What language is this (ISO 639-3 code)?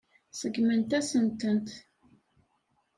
kab